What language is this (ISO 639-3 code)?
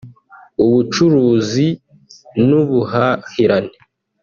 kin